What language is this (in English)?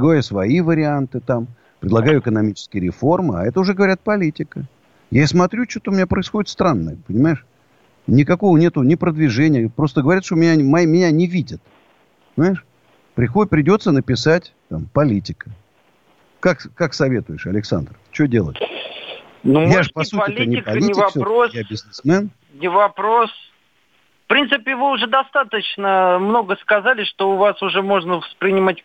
Russian